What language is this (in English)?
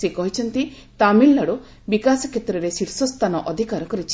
Odia